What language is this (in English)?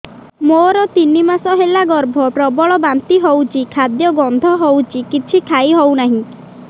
Odia